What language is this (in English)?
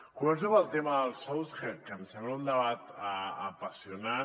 Catalan